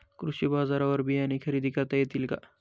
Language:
Marathi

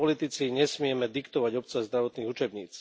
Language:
Slovak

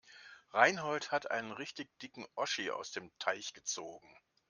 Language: German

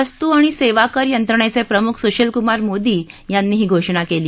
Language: Marathi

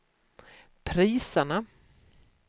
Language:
Swedish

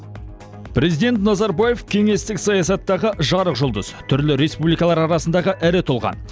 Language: Kazakh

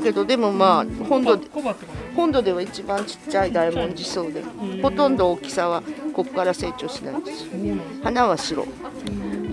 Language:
Japanese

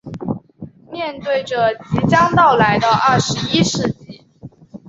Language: Chinese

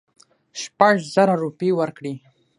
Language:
Pashto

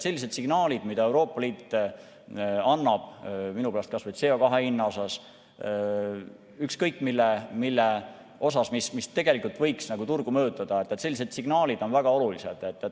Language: Estonian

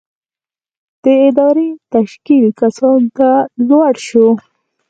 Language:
Pashto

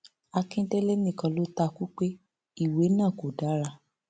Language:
Yoruba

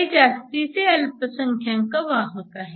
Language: Marathi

